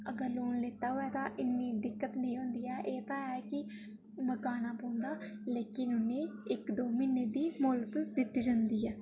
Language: Dogri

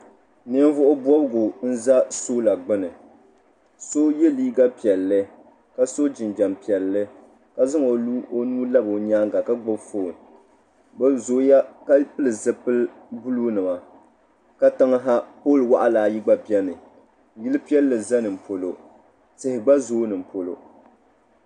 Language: Dagbani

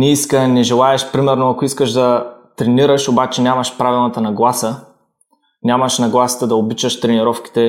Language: Bulgarian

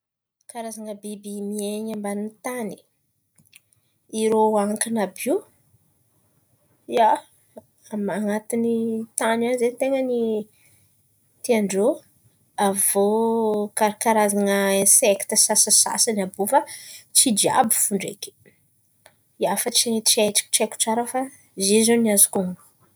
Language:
Antankarana Malagasy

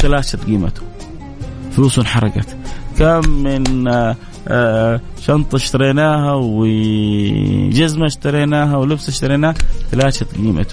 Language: Arabic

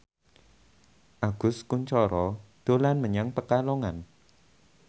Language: Javanese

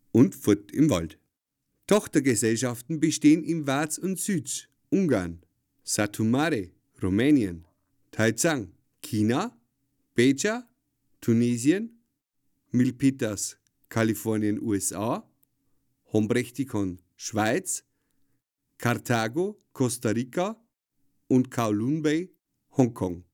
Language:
German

